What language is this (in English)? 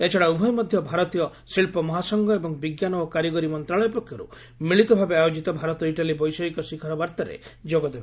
Odia